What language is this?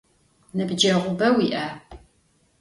Adyghe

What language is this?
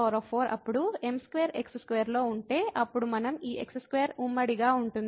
Telugu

